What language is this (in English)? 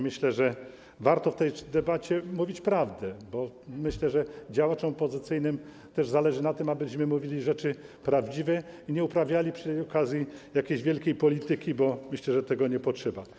Polish